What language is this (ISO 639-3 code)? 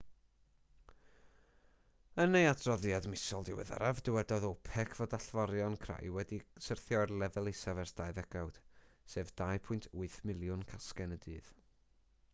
cym